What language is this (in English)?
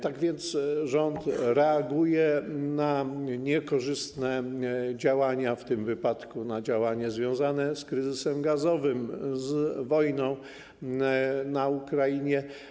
Polish